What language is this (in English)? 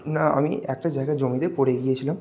Bangla